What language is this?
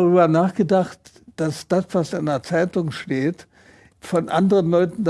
German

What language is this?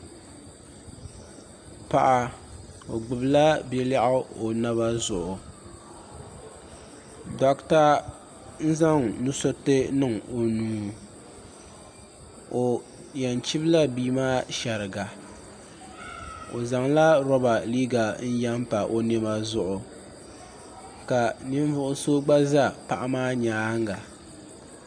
Dagbani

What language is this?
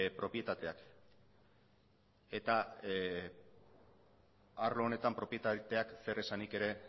Basque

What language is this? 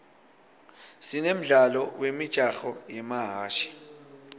Swati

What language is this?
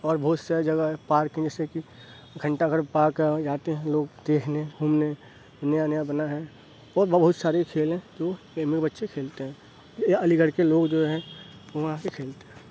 Urdu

